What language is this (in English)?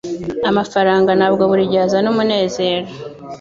Kinyarwanda